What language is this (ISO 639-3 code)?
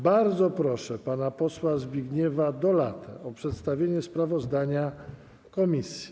pol